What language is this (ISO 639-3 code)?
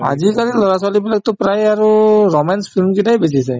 asm